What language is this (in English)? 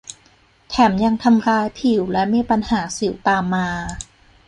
Thai